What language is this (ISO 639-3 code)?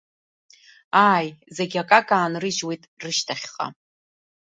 abk